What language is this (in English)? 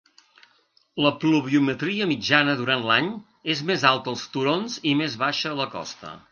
Catalan